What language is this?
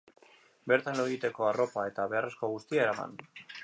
Basque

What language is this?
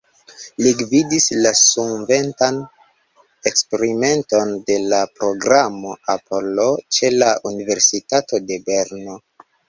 Esperanto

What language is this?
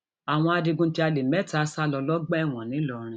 Yoruba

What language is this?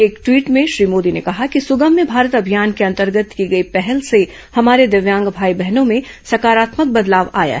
Hindi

